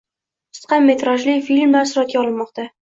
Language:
Uzbek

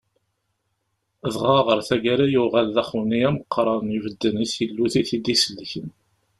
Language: Kabyle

